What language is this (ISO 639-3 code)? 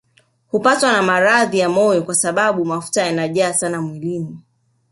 swa